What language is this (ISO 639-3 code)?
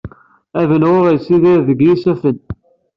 kab